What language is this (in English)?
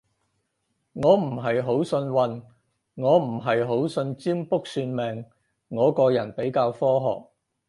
Cantonese